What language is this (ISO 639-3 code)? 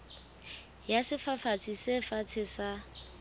sot